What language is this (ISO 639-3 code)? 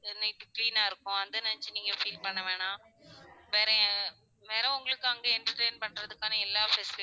tam